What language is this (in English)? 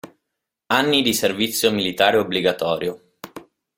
Italian